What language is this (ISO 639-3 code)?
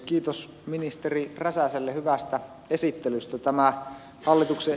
fin